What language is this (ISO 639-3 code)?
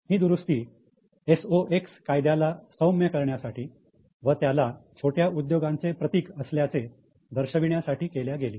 mar